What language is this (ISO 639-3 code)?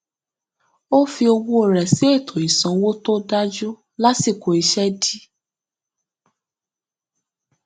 yor